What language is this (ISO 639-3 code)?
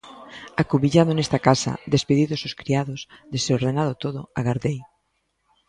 glg